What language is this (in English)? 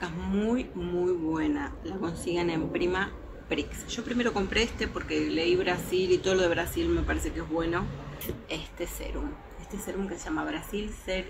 Spanish